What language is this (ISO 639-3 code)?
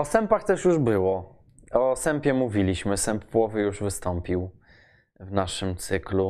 pol